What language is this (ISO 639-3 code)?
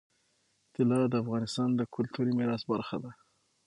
pus